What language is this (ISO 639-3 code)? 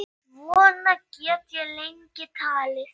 isl